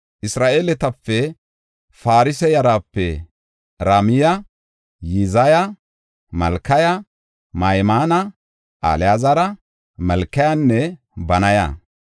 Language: Gofa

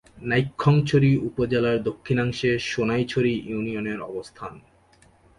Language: Bangla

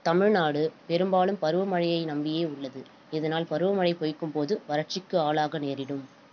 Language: Tamil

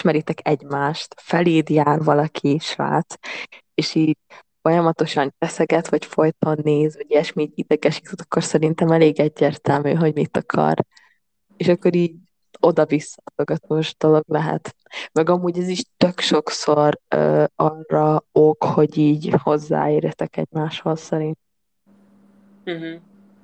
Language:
Hungarian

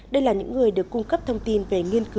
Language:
Vietnamese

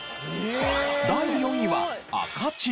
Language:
Japanese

